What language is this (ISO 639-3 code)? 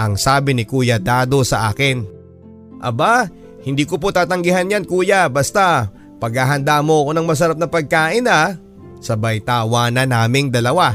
fil